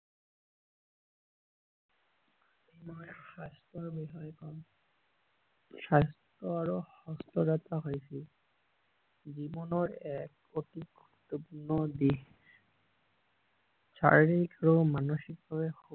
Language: Assamese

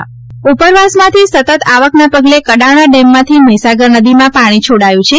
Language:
Gujarati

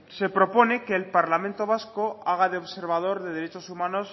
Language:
Spanish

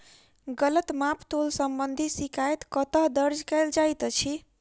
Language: Maithili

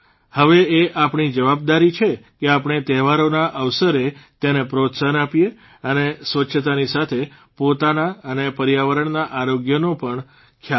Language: Gujarati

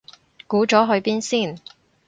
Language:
Cantonese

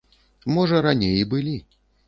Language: Belarusian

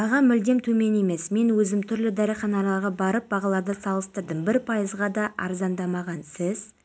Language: Kazakh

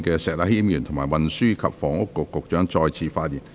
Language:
Cantonese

